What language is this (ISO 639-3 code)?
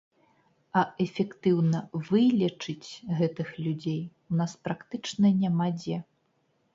bel